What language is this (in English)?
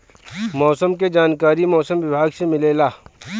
Bhojpuri